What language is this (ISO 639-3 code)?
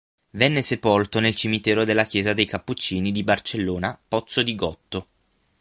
ita